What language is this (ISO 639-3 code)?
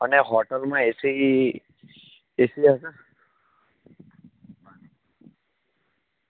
guj